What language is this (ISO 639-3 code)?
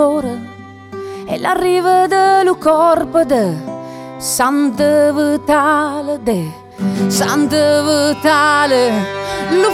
ita